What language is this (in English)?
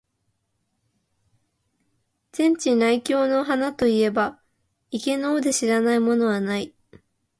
Japanese